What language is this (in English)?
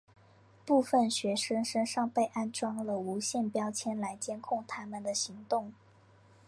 Chinese